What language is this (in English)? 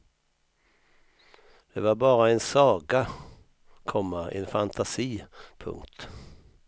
Swedish